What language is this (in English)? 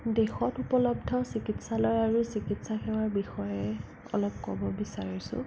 Assamese